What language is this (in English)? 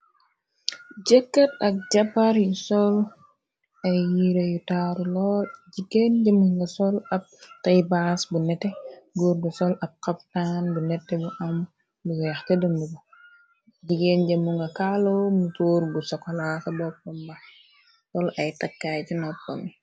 Wolof